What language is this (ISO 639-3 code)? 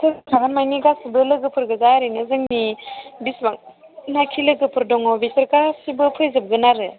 brx